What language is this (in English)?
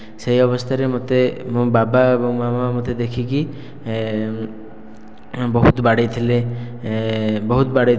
Odia